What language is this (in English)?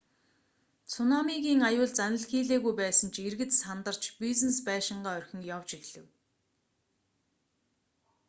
Mongolian